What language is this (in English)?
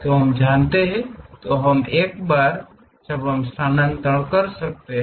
Hindi